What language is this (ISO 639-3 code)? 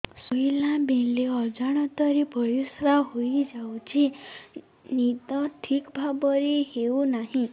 ori